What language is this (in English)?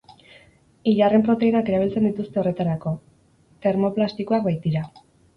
Basque